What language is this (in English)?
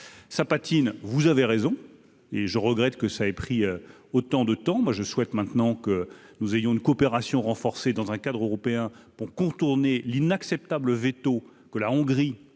French